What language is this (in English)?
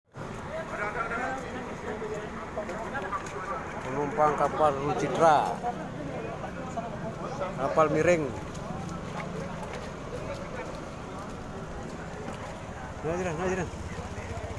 Indonesian